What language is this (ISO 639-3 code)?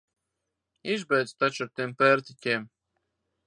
lav